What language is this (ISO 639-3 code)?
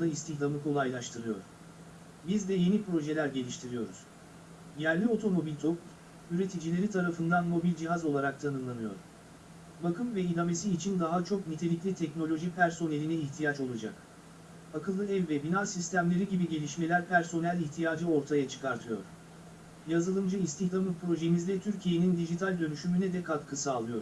tur